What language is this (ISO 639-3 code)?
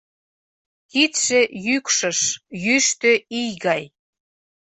chm